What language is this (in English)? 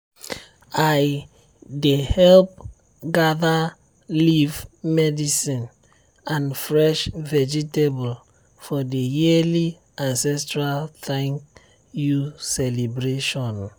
Nigerian Pidgin